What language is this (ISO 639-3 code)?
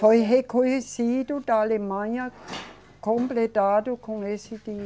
por